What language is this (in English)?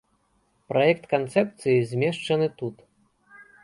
Belarusian